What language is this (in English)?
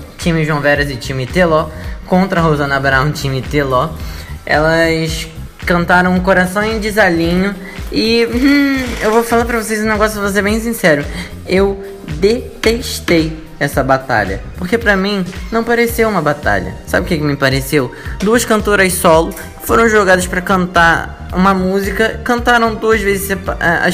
Portuguese